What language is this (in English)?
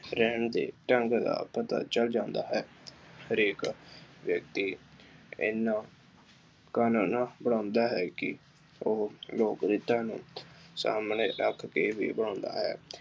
Punjabi